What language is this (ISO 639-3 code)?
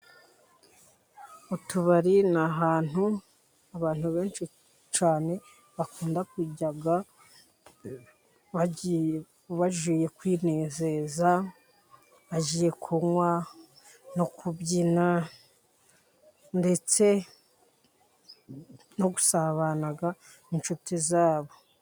kin